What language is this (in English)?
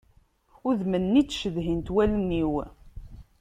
Kabyle